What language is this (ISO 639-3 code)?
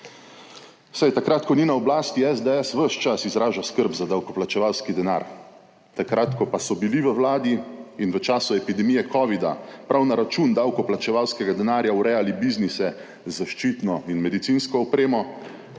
slv